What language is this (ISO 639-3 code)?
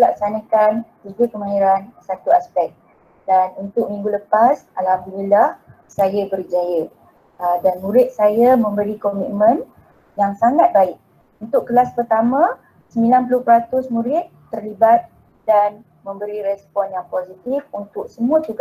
msa